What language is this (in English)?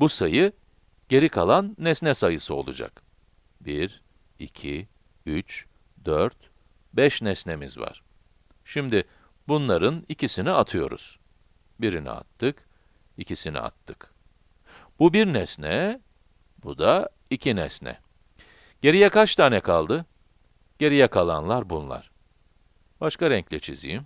Turkish